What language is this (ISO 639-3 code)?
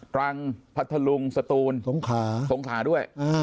tha